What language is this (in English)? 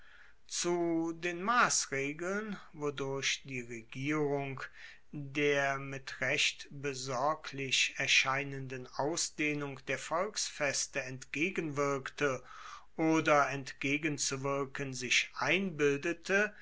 German